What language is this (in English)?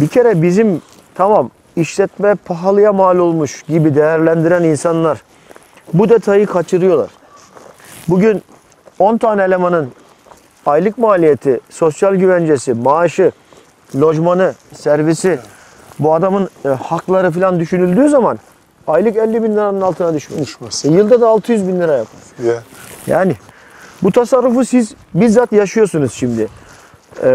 Turkish